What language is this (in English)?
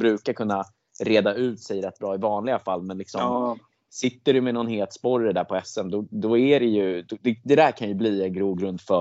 Swedish